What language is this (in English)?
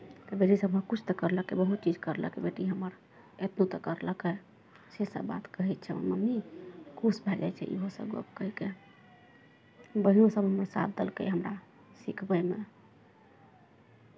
Maithili